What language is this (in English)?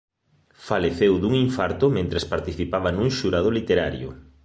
Galician